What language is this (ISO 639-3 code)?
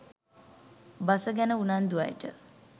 sin